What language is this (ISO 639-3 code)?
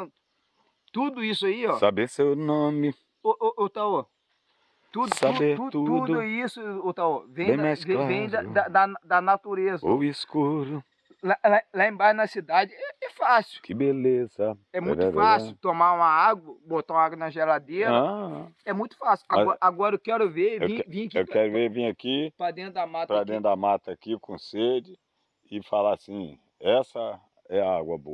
por